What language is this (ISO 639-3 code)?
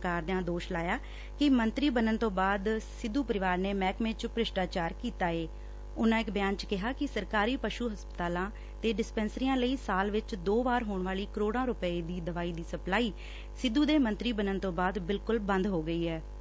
pan